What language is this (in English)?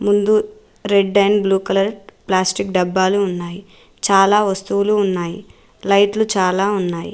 Telugu